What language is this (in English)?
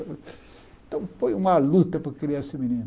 Portuguese